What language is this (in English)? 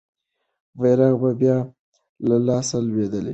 Pashto